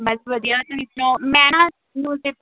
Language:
Punjabi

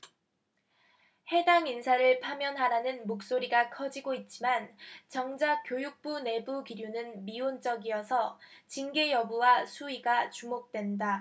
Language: Korean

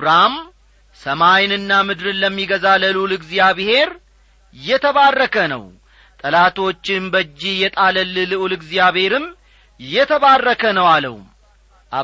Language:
Amharic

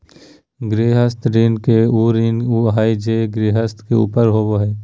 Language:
Magahi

